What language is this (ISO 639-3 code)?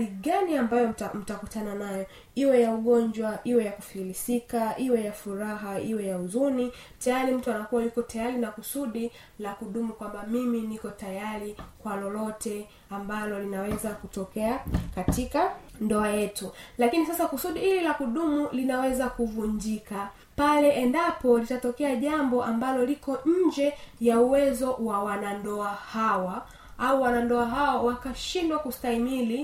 swa